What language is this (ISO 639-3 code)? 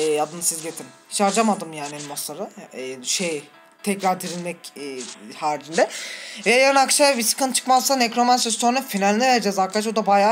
tur